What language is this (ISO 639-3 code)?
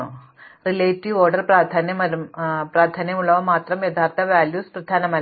mal